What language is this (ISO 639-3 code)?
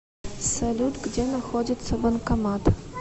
rus